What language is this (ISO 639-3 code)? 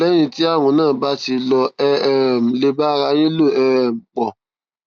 yor